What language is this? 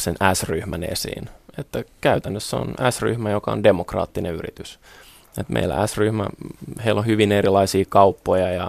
Finnish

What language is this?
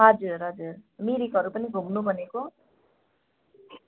Nepali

